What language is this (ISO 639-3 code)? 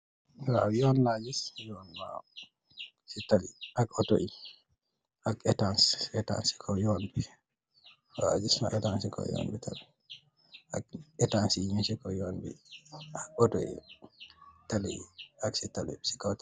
wol